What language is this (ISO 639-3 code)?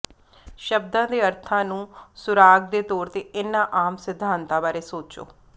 pan